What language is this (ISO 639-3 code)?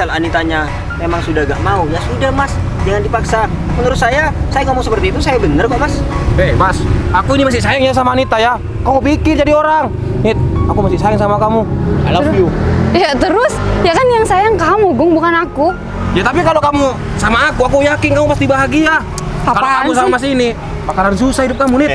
ind